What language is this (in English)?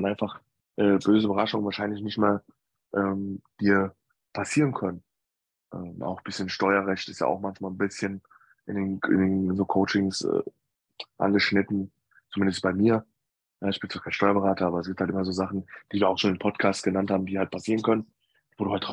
German